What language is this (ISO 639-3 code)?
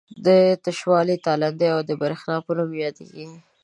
pus